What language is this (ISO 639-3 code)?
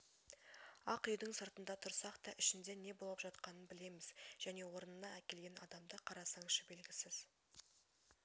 kaz